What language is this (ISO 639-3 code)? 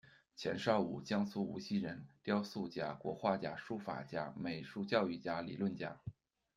zho